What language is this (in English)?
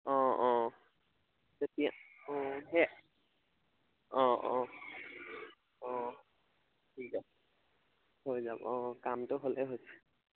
Assamese